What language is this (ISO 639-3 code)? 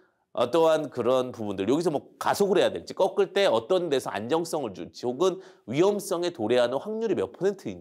kor